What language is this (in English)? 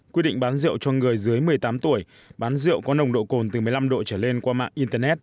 Vietnamese